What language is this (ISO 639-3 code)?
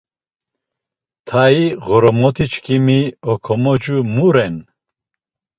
lzz